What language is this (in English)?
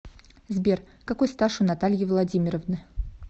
Russian